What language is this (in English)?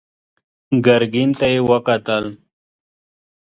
Pashto